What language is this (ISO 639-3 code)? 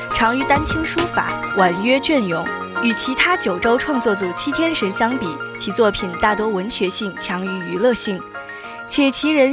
zho